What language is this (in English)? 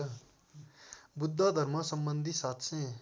Nepali